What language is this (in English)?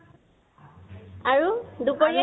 Assamese